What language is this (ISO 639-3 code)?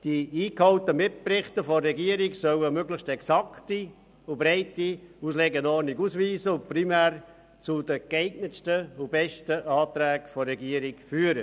gsw